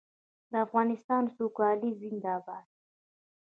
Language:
Pashto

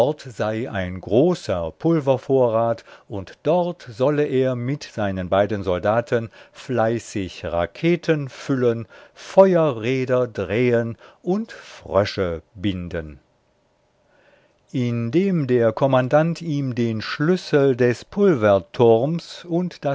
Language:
German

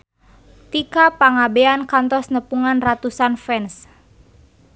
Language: Sundanese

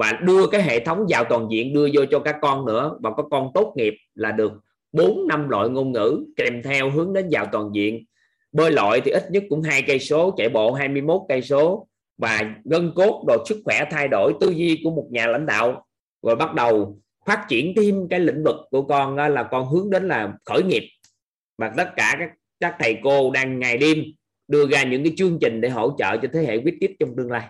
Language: Vietnamese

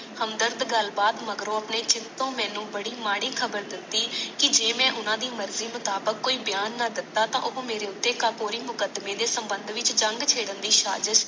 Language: Punjabi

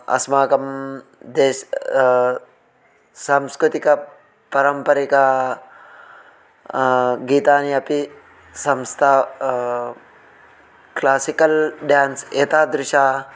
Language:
Sanskrit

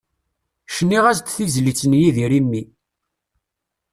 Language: Kabyle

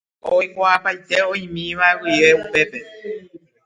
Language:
Guarani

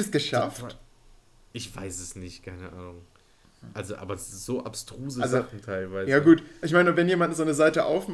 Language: German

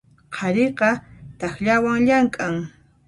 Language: Puno Quechua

